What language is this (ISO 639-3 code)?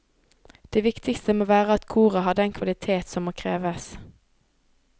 nor